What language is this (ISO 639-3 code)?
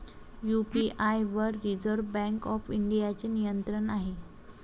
mar